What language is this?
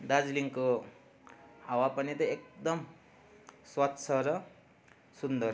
Nepali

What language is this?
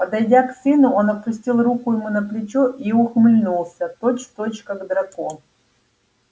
Russian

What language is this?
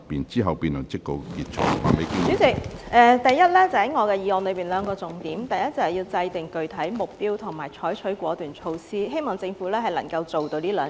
Cantonese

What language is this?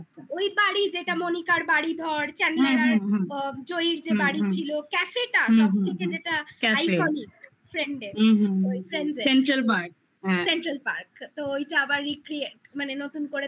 Bangla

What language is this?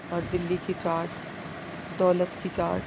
Urdu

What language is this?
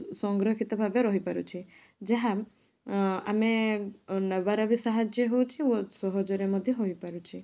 Odia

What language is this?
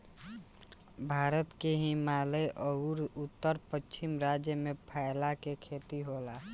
Bhojpuri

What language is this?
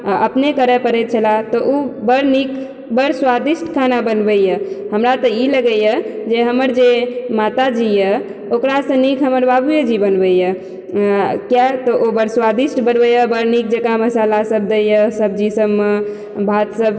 Maithili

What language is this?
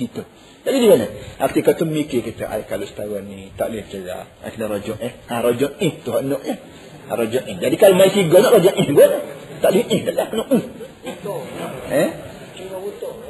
Malay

